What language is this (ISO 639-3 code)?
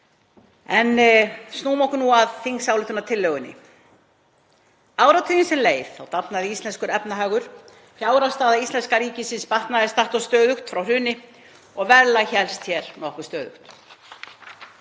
isl